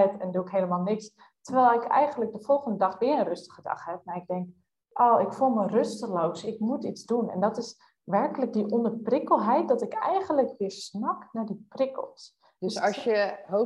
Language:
Dutch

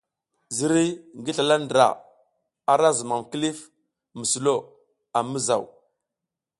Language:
South Giziga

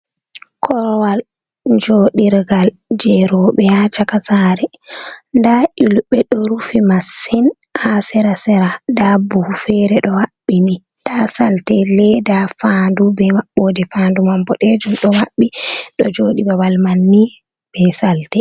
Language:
Fula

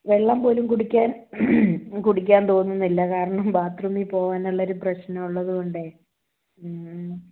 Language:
Malayalam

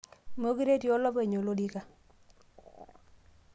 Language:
Masai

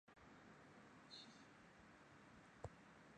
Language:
Chinese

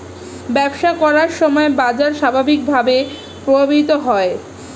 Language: Bangla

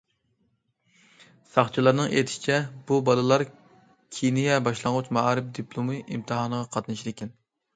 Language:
Uyghur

